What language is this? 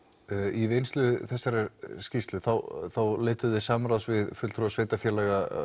Icelandic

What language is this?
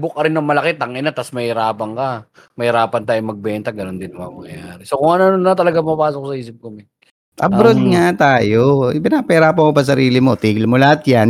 Filipino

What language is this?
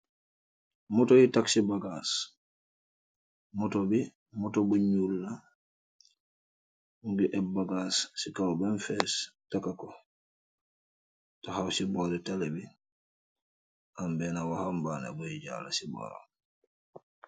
Wolof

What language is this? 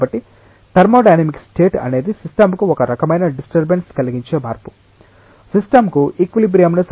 Telugu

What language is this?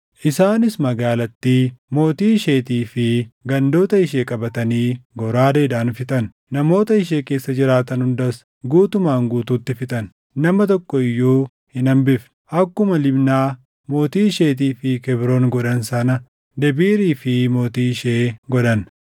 Oromo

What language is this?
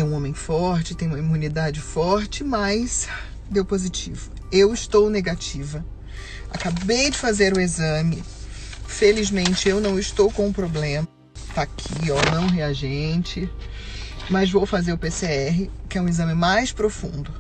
Portuguese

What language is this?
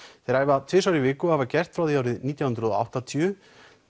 Icelandic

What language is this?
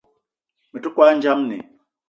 Eton (Cameroon)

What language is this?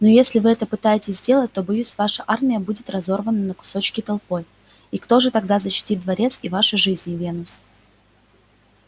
Russian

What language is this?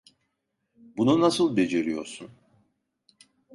Turkish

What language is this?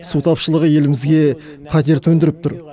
Kazakh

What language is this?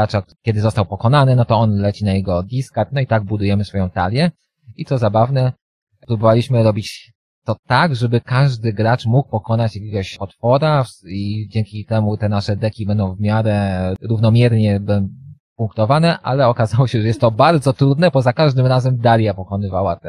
Polish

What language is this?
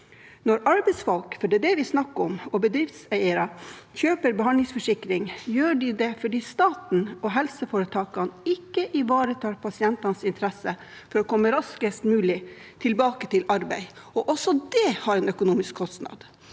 Norwegian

